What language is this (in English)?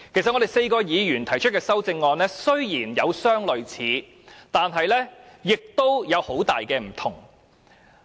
Cantonese